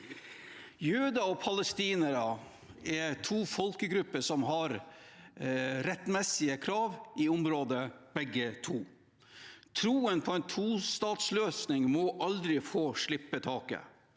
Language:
Norwegian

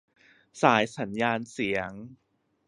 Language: Thai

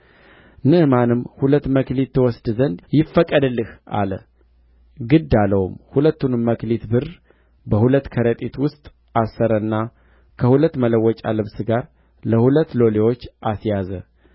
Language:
Amharic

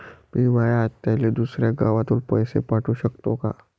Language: Marathi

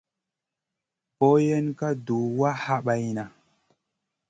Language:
Masana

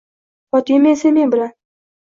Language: Uzbek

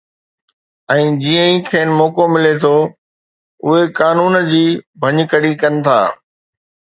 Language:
Sindhi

